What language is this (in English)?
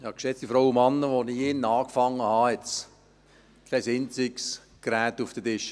Swiss German